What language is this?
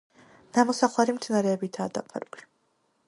Georgian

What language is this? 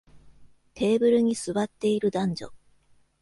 Japanese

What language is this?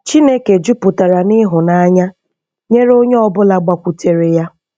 Igbo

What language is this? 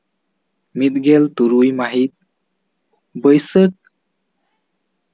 Santali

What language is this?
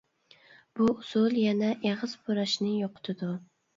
Uyghur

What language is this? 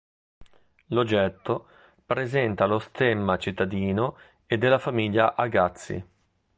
Italian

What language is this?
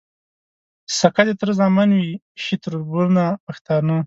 Pashto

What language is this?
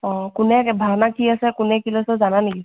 Assamese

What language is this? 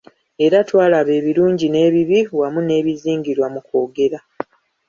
Ganda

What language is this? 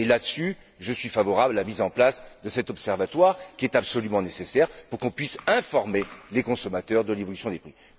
French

